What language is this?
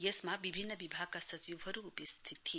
Nepali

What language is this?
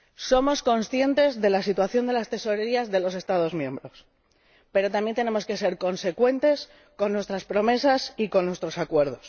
Spanish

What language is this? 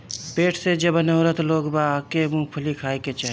Bhojpuri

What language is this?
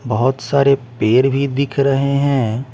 Hindi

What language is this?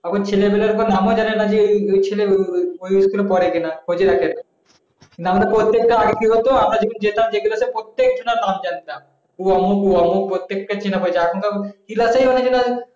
Bangla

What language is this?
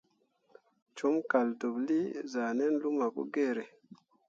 Mundang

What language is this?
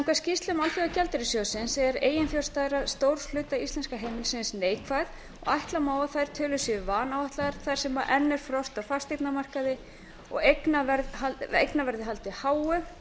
Icelandic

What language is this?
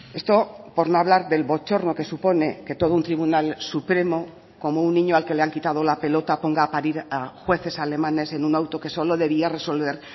Spanish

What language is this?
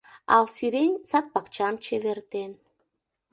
Mari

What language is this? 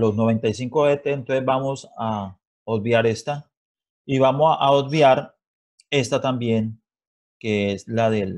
Spanish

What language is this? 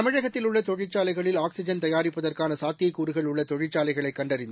Tamil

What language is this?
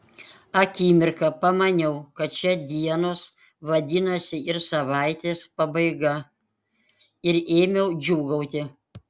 Lithuanian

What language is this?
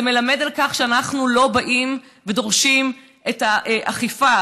Hebrew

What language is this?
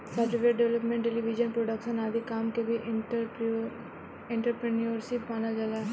Bhojpuri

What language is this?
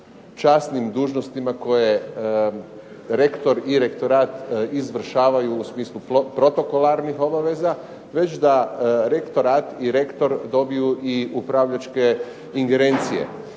Croatian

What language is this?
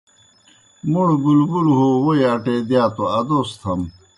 Kohistani Shina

